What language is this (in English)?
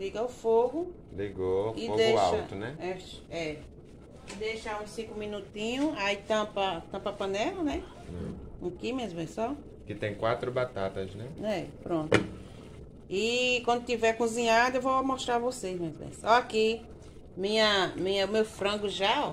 Portuguese